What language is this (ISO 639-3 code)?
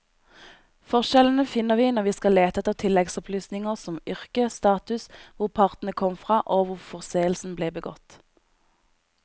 nor